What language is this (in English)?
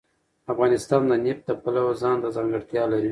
Pashto